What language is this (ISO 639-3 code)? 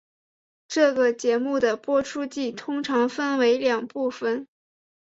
zho